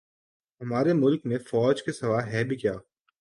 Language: Urdu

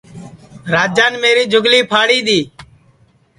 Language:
Sansi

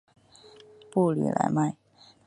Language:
Chinese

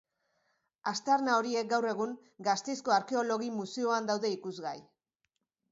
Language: Basque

